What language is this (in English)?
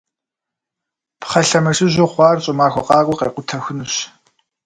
Kabardian